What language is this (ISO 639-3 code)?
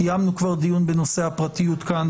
heb